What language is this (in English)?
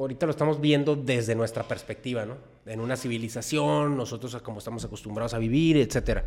Spanish